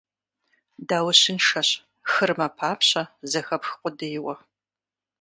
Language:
Kabardian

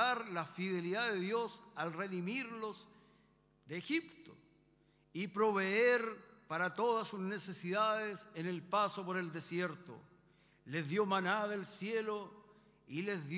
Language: Spanish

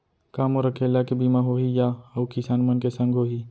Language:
Chhattisgarhi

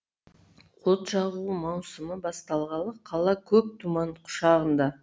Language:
Kazakh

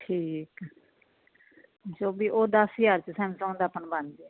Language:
Punjabi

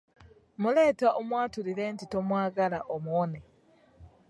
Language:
Ganda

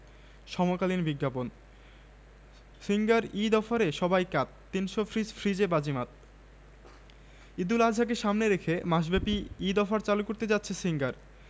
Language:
Bangla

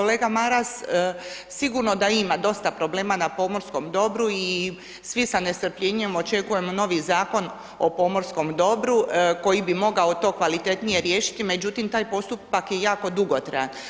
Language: Croatian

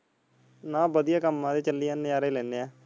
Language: Punjabi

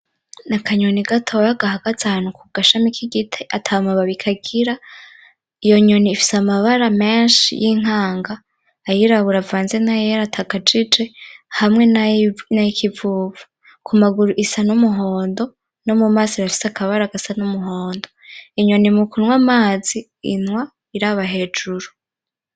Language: Rundi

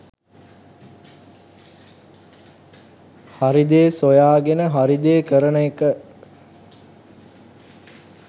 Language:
Sinhala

